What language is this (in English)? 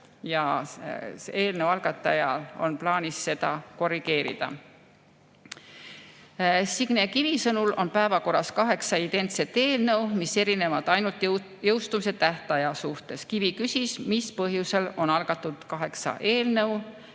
Estonian